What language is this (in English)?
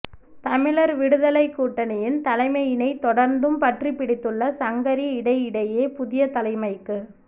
Tamil